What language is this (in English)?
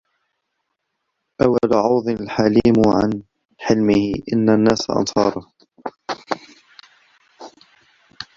Arabic